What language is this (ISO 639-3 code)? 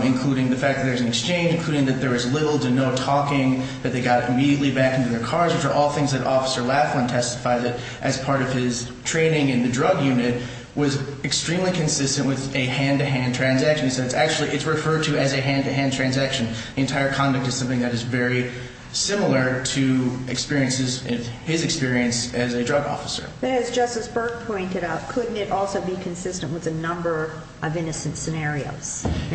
eng